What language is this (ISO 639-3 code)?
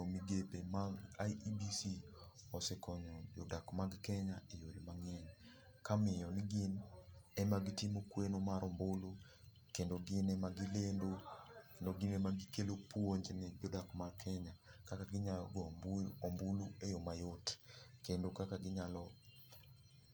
luo